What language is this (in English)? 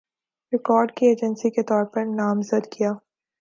Urdu